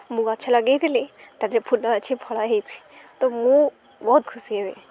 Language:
Odia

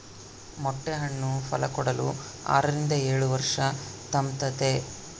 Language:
Kannada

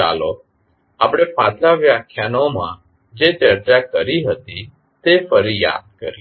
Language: Gujarati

